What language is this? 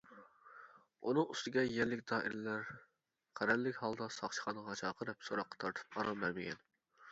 Uyghur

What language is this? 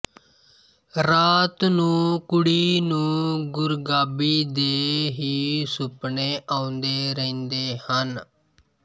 Punjabi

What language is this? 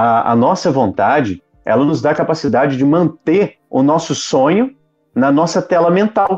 Portuguese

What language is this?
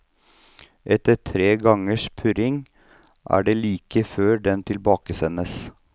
Norwegian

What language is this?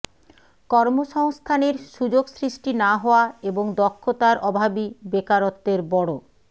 Bangla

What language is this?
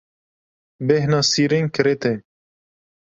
Kurdish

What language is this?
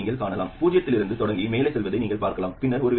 Tamil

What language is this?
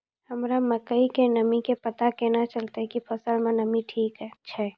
Maithili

